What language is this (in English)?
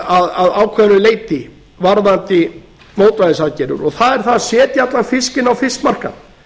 Icelandic